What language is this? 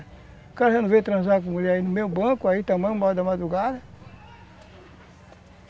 Portuguese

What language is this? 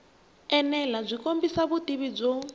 Tsonga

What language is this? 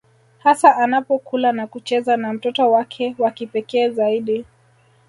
Swahili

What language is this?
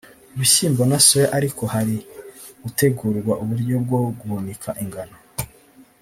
Kinyarwanda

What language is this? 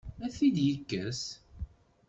Kabyle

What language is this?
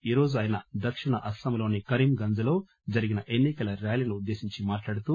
Telugu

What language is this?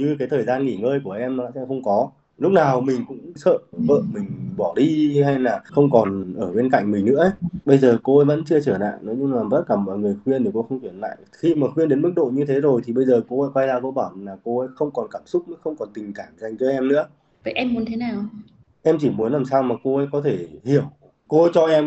Vietnamese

